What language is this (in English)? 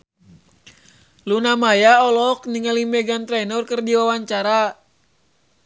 Sundanese